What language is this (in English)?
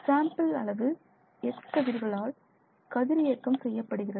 Tamil